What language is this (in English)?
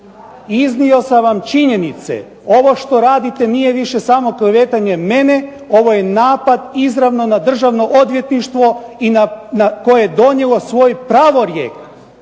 Croatian